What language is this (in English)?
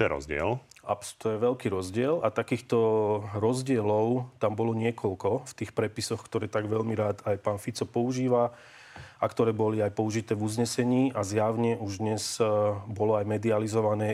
Slovak